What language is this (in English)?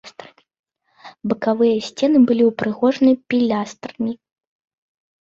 Belarusian